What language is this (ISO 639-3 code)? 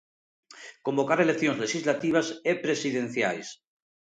glg